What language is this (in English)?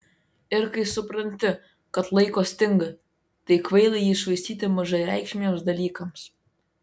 Lithuanian